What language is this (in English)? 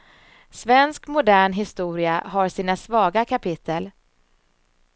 Swedish